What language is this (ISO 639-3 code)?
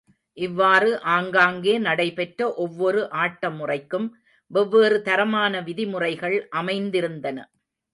tam